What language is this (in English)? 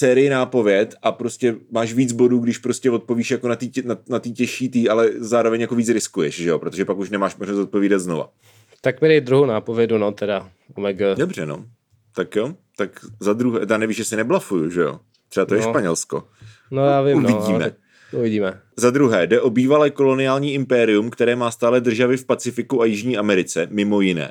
Czech